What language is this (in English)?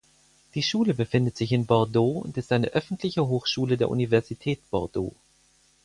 German